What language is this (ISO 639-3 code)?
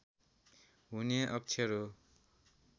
nep